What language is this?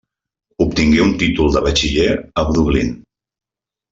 Catalan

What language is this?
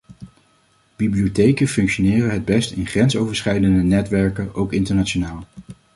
Dutch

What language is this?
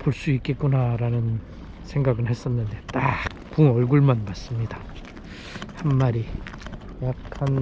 Korean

